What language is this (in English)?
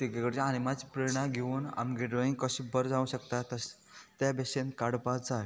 Konkani